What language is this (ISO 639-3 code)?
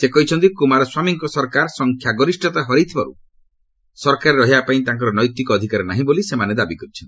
ori